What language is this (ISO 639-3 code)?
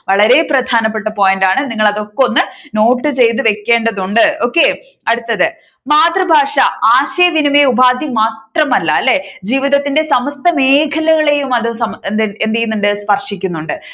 mal